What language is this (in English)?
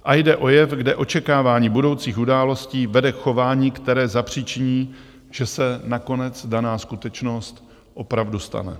Czech